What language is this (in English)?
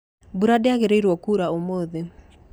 Kikuyu